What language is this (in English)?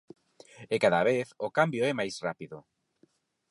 Galician